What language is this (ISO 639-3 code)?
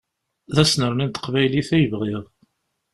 kab